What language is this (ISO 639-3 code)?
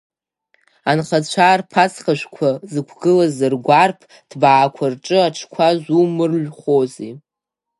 abk